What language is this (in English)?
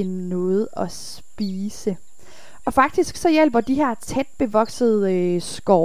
Danish